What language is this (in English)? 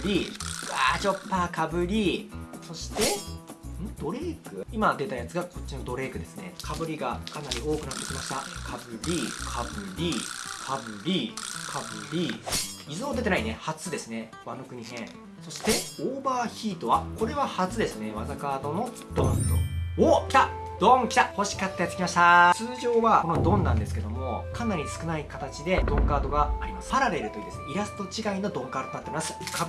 Japanese